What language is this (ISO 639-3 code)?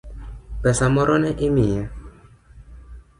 luo